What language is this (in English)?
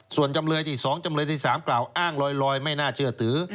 Thai